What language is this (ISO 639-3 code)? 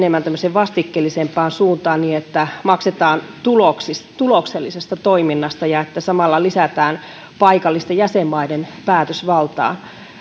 fin